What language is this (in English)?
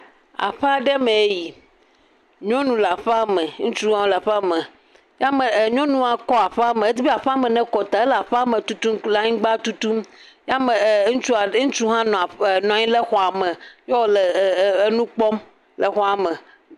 Ewe